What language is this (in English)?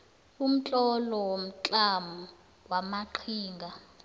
South Ndebele